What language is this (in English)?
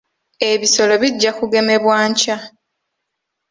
Ganda